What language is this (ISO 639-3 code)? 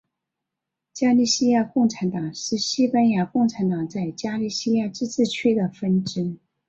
zho